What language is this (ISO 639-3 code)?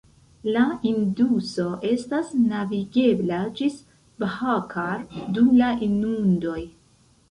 epo